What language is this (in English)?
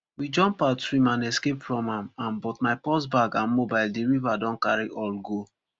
Nigerian Pidgin